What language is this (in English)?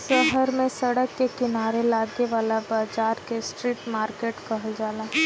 Bhojpuri